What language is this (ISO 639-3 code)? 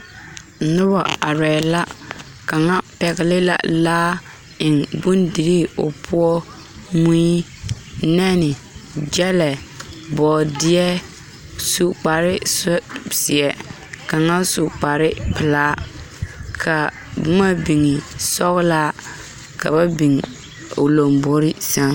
dga